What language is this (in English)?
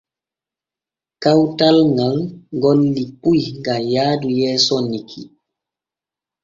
Borgu Fulfulde